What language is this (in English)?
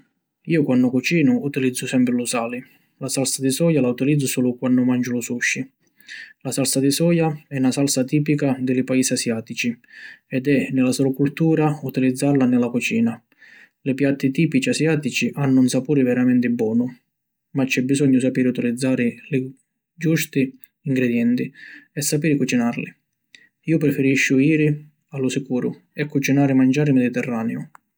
Sicilian